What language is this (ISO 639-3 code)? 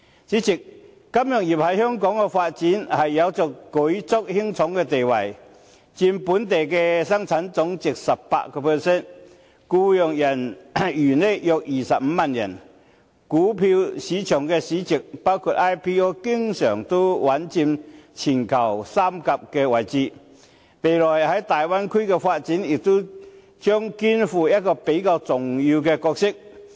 yue